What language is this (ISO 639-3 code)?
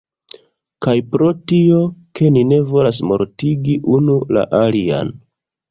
epo